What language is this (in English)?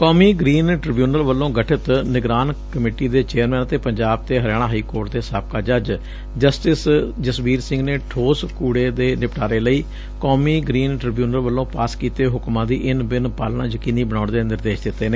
Punjabi